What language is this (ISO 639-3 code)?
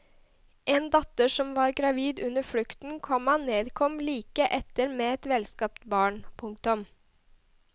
nor